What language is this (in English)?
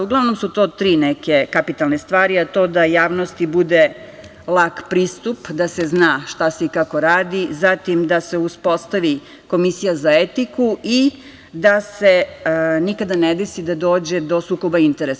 Serbian